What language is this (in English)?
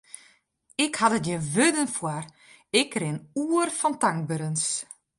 Western Frisian